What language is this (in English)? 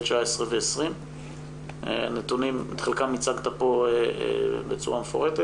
Hebrew